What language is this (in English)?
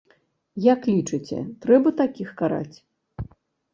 Belarusian